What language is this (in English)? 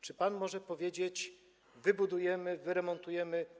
Polish